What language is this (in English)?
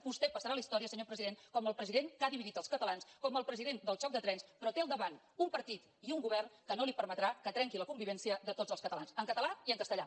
Catalan